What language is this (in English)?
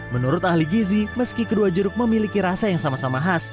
Indonesian